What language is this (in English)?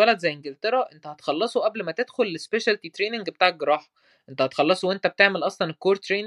Arabic